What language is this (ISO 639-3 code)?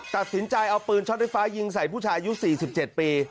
tha